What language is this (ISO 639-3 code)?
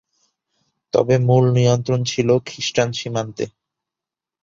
ben